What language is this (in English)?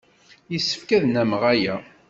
Kabyle